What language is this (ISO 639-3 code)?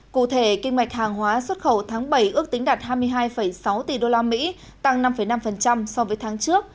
vie